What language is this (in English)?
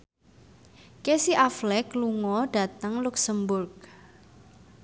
Javanese